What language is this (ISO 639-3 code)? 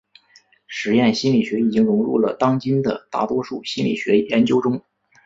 zho